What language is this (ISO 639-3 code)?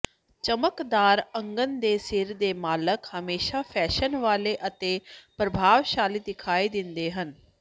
pan